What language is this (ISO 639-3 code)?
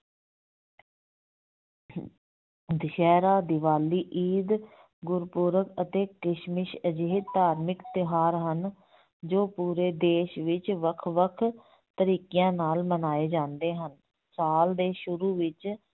pan